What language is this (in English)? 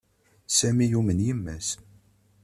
Kabyle